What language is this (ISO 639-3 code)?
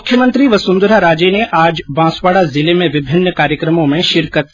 hin